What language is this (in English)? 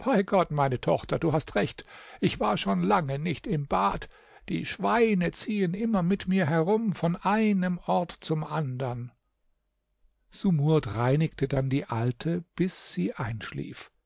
German